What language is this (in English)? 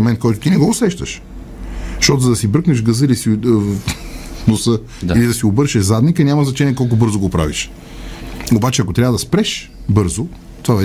Bulgarian